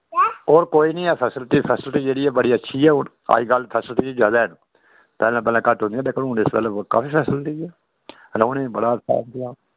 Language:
Dogri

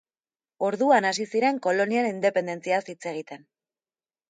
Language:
Basque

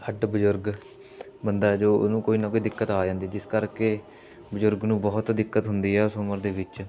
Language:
Punjabi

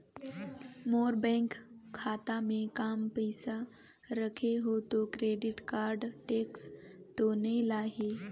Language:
Chhattisgarhi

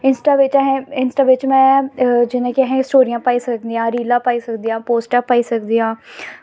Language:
Dogri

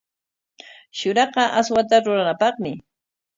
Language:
Corongo Ancash Quechua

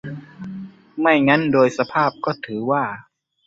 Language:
Thai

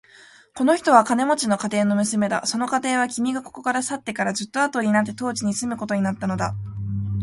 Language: Japanese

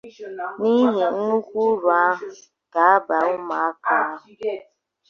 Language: Igbo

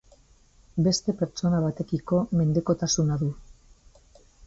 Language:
Basque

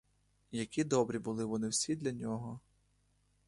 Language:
Ukrainian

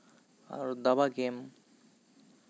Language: Santali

